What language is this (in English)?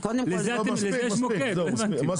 Hebrew